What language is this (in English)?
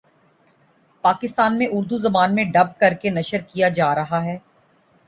Urdu